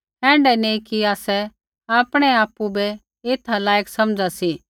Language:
Kullu Pahari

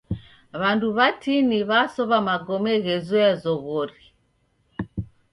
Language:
Taita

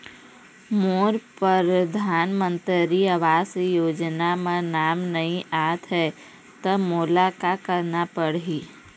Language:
Chhattisgarhi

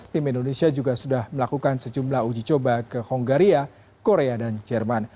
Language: Indonesian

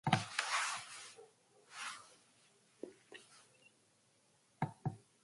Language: Santa Ana de Tusi Pasco Quechua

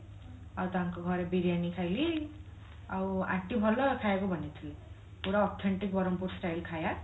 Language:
Odia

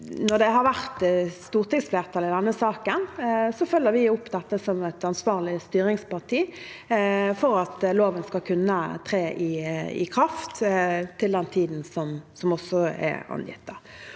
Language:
Norwegian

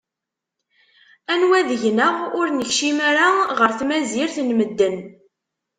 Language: Kabyle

